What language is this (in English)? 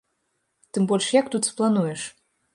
Belarusian